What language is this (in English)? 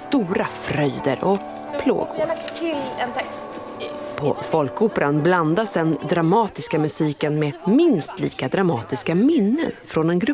Swedish